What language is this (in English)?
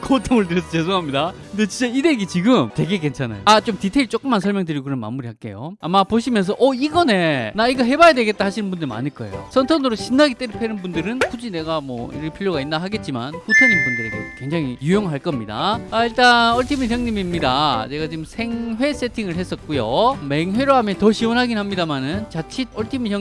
Korean